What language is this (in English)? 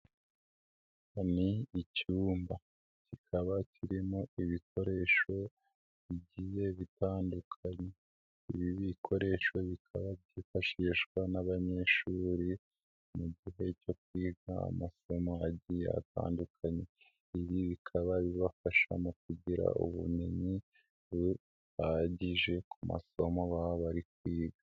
Kinyarwanda